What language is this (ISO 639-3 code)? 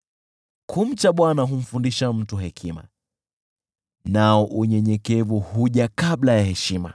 swa